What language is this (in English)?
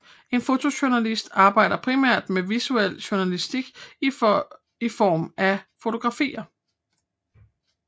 Danish